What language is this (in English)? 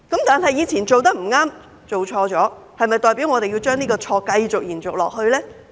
Cantonese